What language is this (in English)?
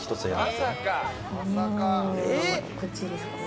Japanese